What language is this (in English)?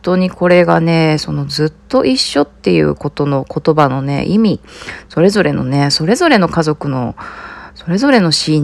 Japanese